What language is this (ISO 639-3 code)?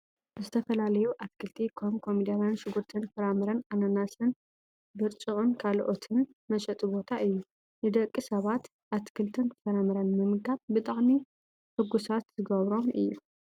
tir